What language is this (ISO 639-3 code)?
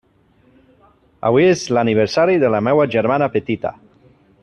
cat